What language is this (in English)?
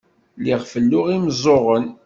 Kabyle